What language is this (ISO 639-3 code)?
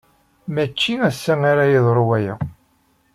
kab